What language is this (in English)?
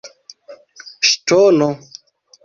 Esperanto